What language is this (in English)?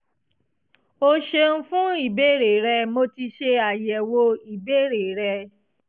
Yoruba